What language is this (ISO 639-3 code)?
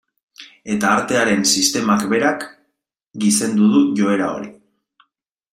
eus